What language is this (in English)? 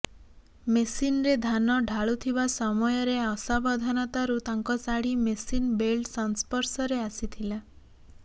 Odia